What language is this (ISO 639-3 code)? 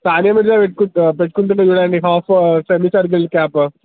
tel